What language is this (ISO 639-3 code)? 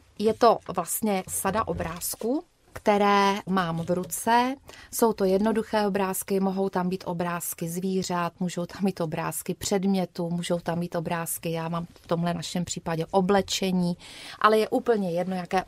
ces